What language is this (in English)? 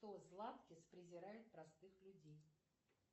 Russian